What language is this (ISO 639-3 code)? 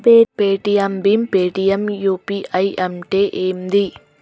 tel